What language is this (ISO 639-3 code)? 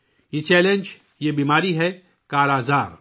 urd